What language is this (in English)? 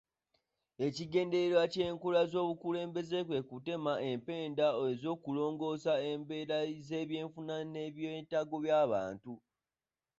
Ganda